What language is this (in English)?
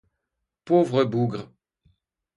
French